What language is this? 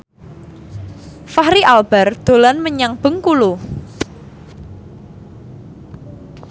Javanese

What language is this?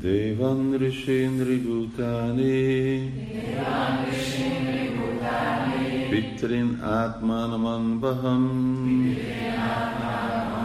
Hungarian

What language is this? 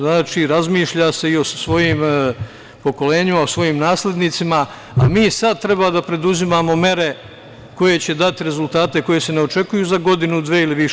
Serbian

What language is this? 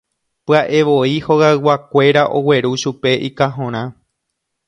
Guarani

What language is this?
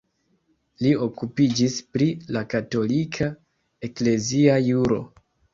Esperanto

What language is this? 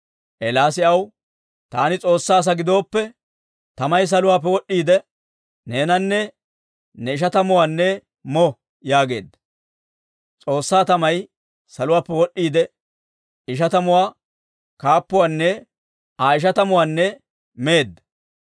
Dawro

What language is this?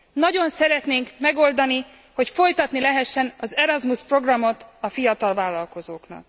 Hungarian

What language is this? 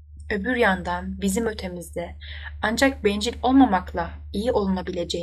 Turkish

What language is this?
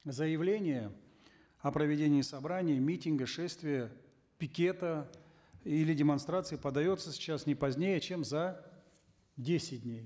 Kazakh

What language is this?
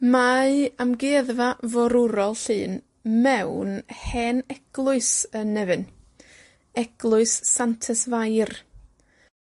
Welsh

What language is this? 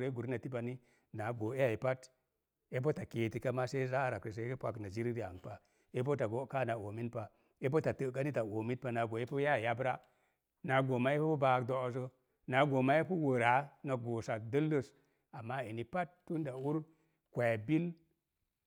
Mom Jango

